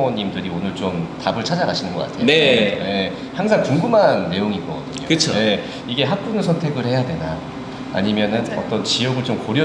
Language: Korean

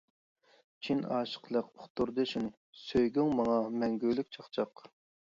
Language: Uyghur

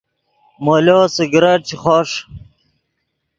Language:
Yidgha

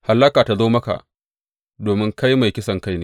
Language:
Hausa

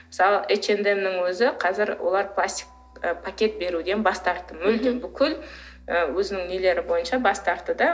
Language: Kazakh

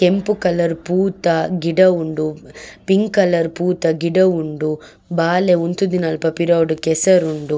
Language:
Tulu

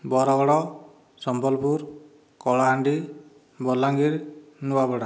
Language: Odia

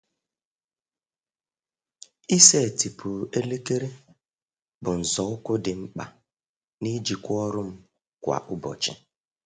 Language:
Igbo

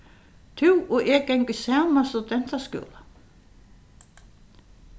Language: Faroese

